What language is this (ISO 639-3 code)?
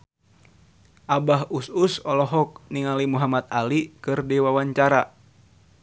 sun